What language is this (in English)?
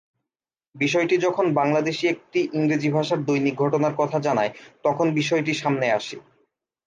Bangla